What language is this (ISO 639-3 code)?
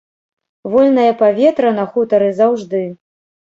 bel